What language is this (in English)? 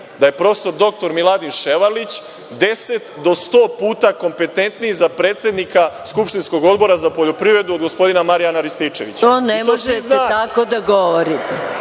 Serbian